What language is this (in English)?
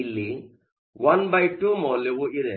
Kannada